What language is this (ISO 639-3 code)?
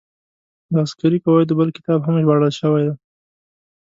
pus